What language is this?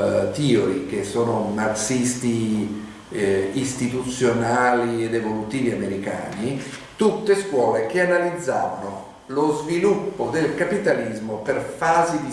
Italian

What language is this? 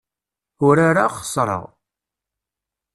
Kabyle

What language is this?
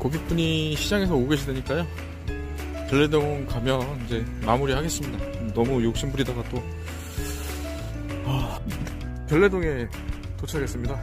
Korean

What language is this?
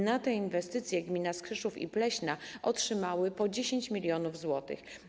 Polish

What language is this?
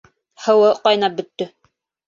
Bashkir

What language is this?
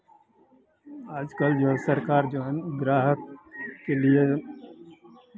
Hindi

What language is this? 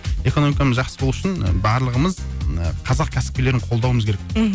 Kazakh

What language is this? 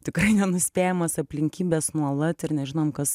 Lithuanian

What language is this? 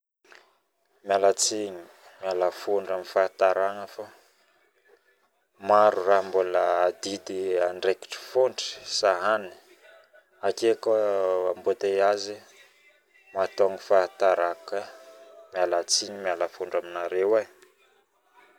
Northern Betsimisaraka Malagasy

